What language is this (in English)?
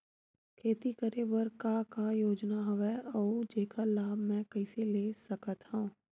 Chhattisgarhi